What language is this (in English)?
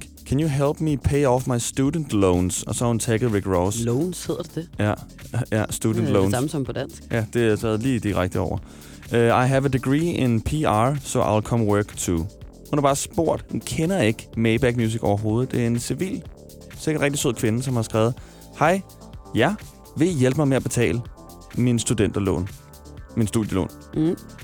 Danish